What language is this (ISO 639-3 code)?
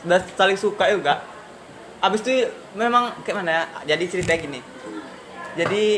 ind